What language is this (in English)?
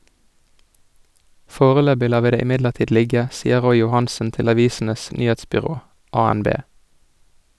Norwegian